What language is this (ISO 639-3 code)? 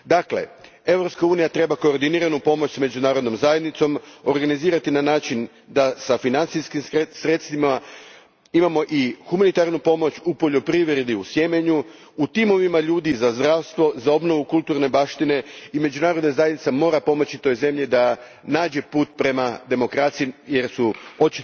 hrv